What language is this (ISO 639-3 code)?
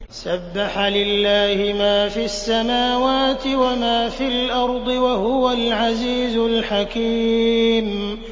ara